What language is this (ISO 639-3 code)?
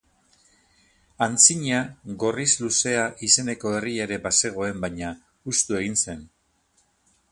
eus